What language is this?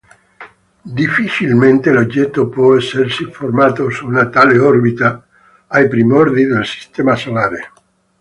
Italian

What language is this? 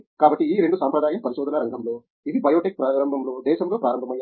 Telugu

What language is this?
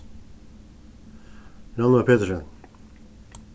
Faroese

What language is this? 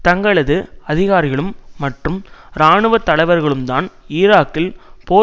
Tamil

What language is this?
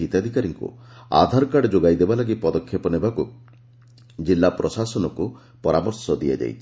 Odia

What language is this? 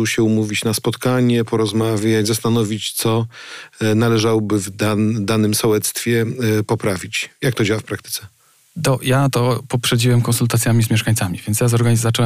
Polish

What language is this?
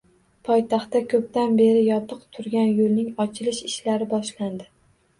Uzbek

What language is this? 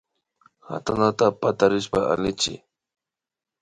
Imbabura Highland Quichua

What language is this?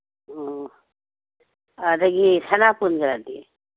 Manipuri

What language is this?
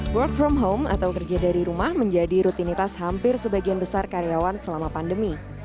Indonesian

